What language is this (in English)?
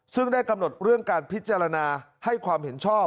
Thai